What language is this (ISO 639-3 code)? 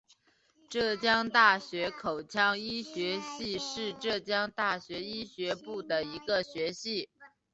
zho